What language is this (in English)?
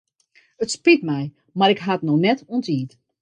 Western Frisian